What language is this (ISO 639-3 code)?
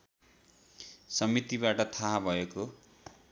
nep